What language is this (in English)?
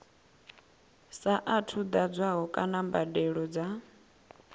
Venda